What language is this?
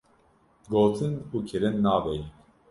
Kurdish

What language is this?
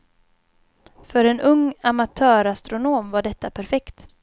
Swedish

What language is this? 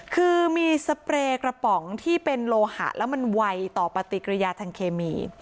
Thai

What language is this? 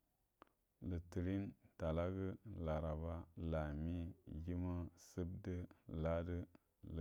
Buduma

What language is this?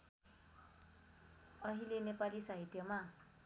Nepali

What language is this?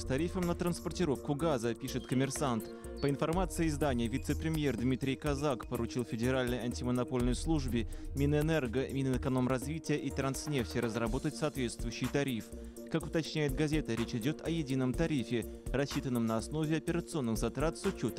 Russian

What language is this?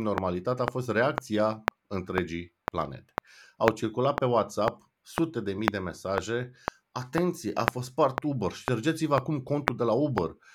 Romanian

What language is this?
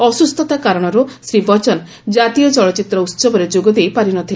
Odia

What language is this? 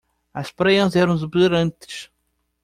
Portuguese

